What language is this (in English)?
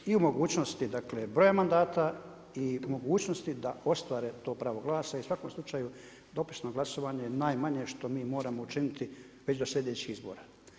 Croatian